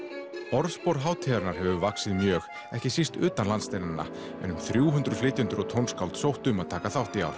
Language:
Icelandic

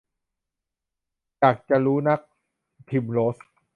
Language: Thai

